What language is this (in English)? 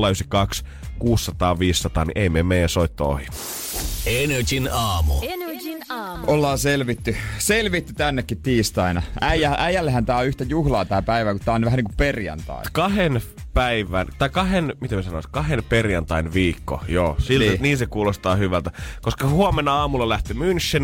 Finnish